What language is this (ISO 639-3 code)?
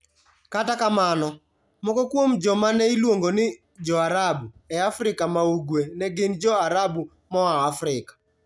luo